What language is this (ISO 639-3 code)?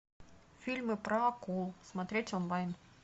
rus